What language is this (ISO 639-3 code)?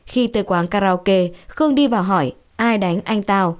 vie